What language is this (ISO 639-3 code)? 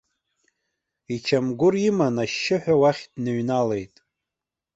abk